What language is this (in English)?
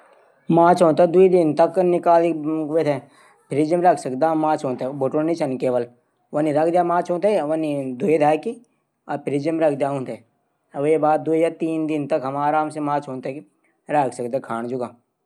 Garhwali